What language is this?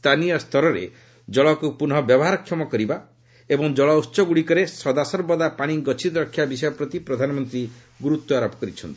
Odia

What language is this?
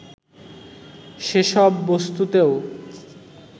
Bangla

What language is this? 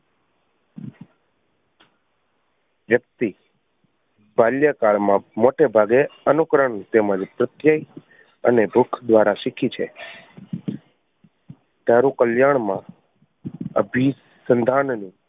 Gujarati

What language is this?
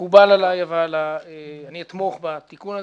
Hebrew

